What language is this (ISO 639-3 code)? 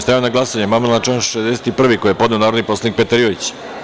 srp